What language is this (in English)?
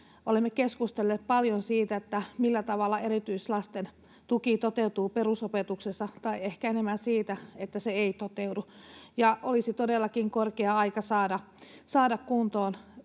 Finnish